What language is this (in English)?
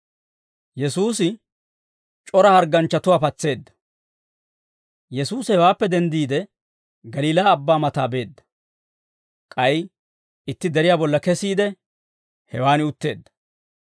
Dawro